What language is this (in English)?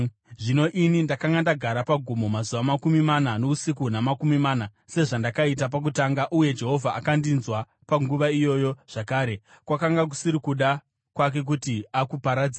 Shona